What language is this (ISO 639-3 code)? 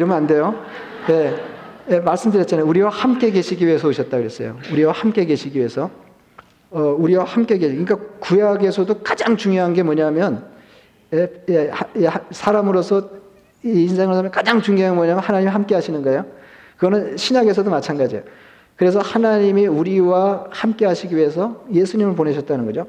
kor